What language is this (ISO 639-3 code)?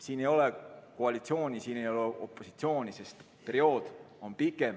est